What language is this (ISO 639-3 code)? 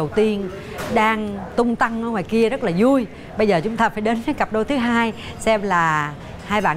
vie